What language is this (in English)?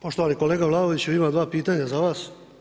Croatian